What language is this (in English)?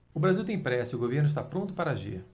Portuguese